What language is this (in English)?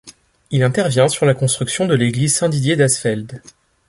French